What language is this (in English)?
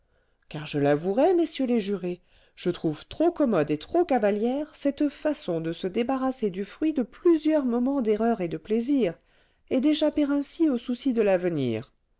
French